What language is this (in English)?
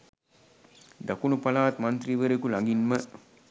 Sinhala